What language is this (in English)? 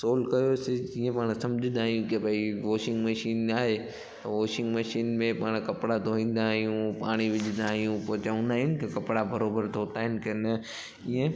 Sindhi